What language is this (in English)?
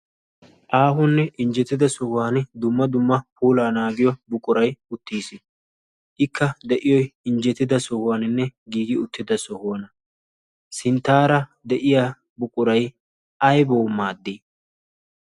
Wolaytta